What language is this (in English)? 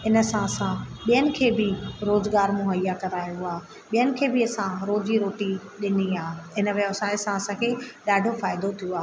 Sindhi